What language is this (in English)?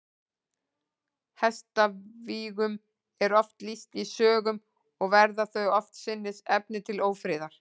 Icelandic